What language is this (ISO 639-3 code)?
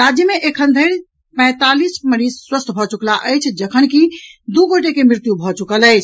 mai